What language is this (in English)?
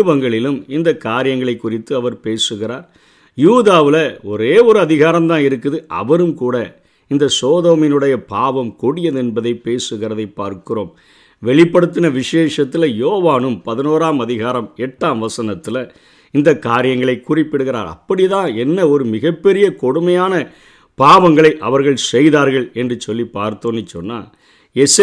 Tamil